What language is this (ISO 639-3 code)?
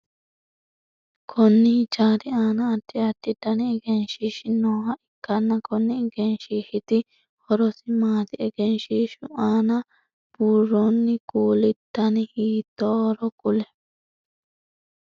sid